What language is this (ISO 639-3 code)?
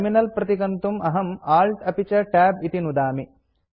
san